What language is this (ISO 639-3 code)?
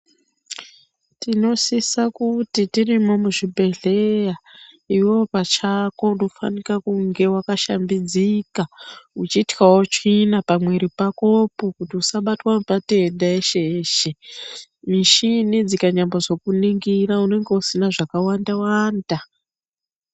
ndc